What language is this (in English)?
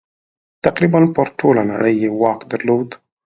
Pashto